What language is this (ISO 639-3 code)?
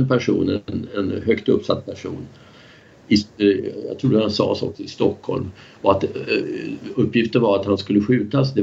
swe